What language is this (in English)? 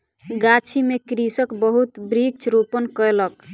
Maithili